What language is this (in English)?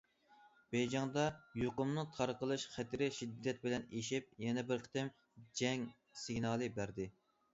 Uyghur